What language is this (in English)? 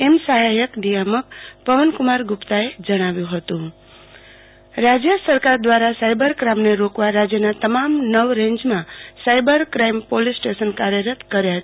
Gujarati